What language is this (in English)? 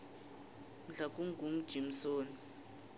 South Ndebele